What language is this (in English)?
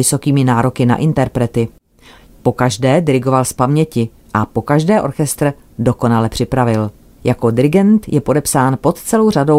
Czech